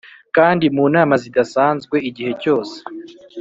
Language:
Kinyarwanda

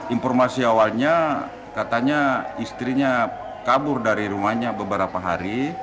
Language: Indonesian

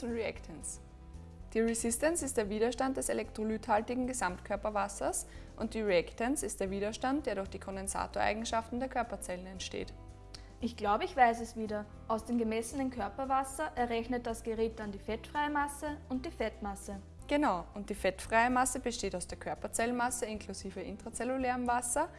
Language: German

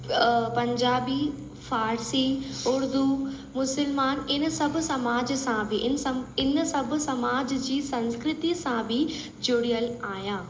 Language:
Sindhi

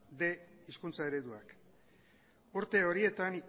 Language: Basque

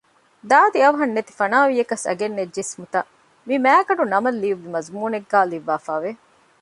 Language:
Divehi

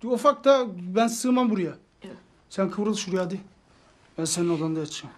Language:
Turkish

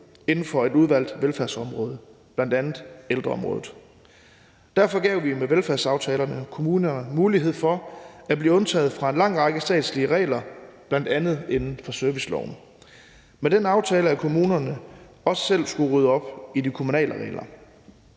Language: Danish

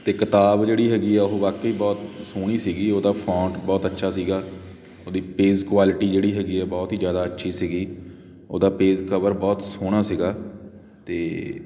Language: Punjabi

